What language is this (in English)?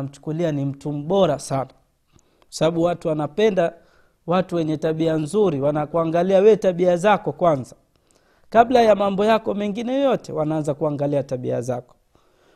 Swahili